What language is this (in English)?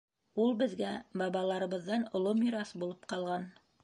Bashkir